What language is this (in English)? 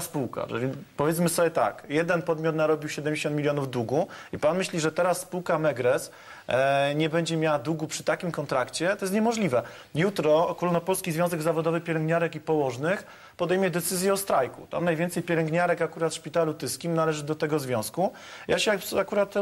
Polish